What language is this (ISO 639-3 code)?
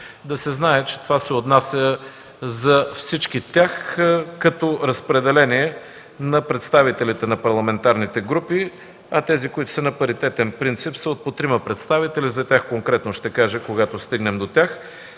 bul